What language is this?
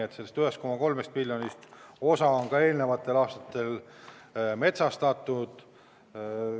Estonian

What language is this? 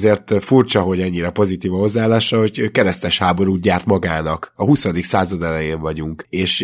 Hungarian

